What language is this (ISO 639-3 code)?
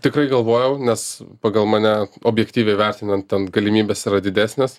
lit